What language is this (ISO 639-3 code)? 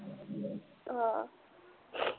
pan